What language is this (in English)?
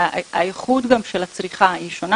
Hebrew